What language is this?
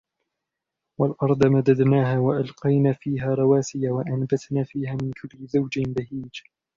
Arabic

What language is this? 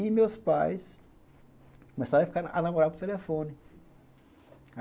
Portuguese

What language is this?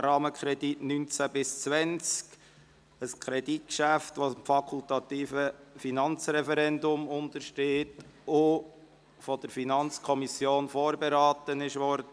Swiss German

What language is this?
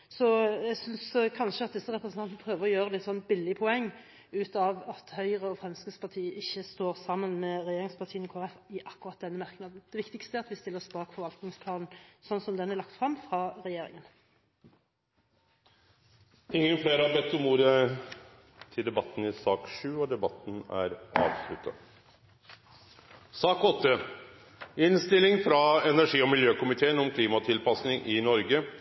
Norwegian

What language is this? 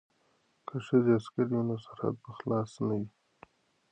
Pashto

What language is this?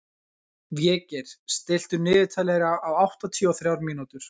Icelandic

